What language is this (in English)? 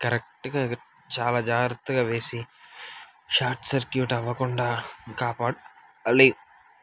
Telugu